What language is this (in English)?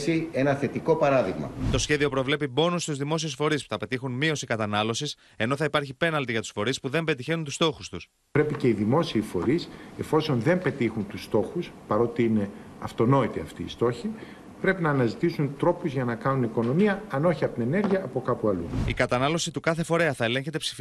Greek